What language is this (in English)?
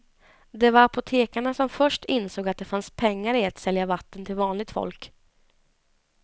Swedish